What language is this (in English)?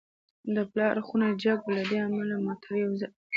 Pashto